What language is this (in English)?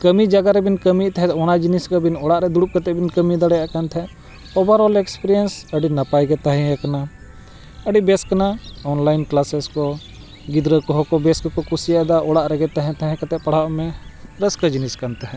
Santali